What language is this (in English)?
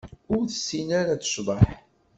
Kabyle